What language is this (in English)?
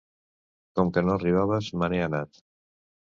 Catalan